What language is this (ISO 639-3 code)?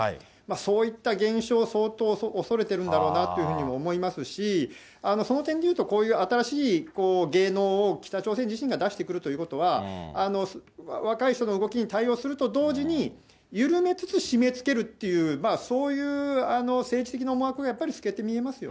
jpn